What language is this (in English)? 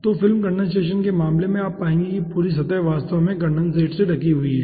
Hindi